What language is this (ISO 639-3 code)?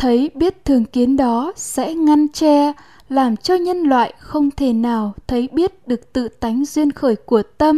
vie